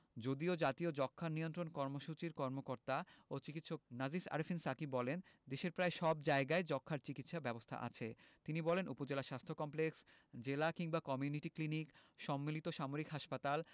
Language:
Bangla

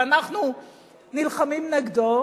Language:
Hebrew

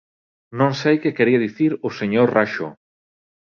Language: Galician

